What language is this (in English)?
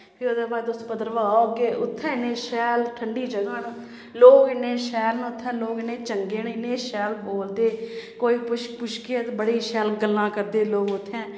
Dogri